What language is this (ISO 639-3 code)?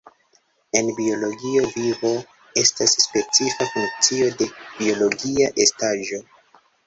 epo